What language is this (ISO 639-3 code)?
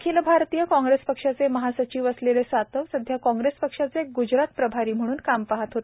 mar